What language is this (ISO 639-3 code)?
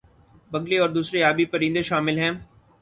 urd